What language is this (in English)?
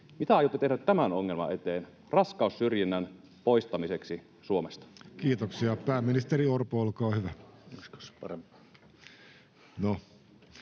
Finnish